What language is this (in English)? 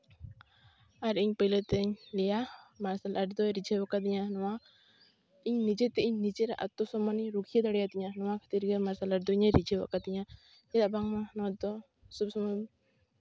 Santali